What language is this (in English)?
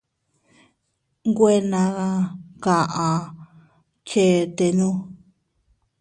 Teutila Cuicatec